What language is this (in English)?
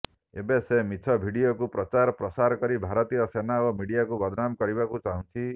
Odia